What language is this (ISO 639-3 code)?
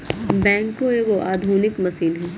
mag